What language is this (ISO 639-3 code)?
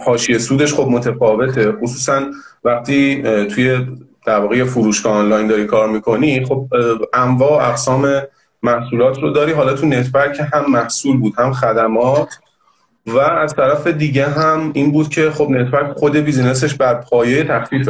fas